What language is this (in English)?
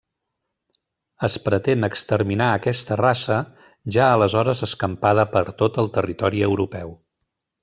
Catalan